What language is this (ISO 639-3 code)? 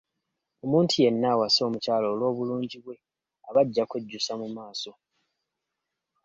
lug